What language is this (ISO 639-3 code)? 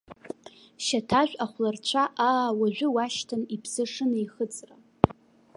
abk